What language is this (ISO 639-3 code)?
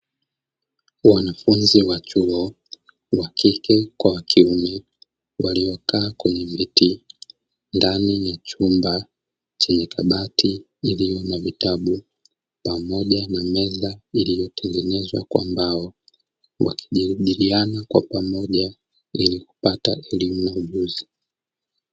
swa